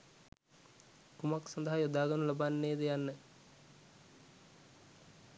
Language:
Sinhala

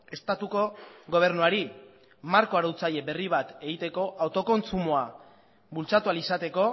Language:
Basque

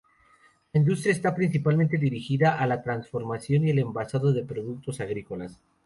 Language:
Spanish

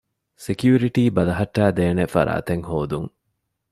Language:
Divehi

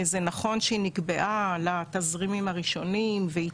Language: Hebrew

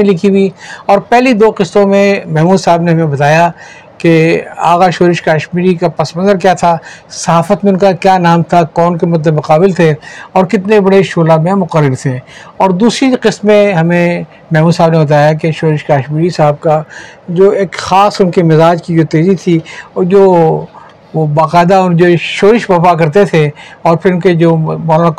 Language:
Urdu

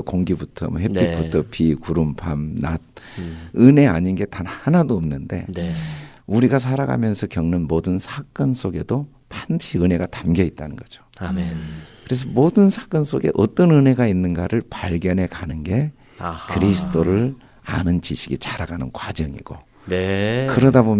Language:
Korean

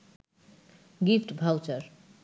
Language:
Bangla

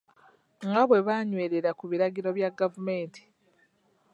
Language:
Ganda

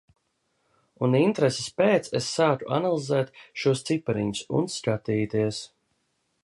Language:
Latvian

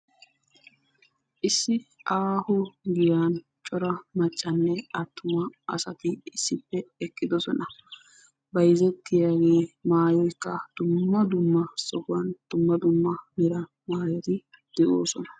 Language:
Wolaytta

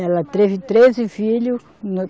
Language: Portuguese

